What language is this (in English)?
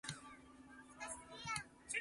Min Nan Chinese